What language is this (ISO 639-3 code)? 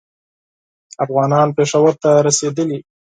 pus